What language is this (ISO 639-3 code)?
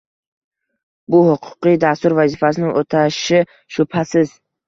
uzb